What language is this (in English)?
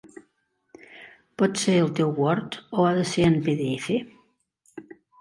Catalan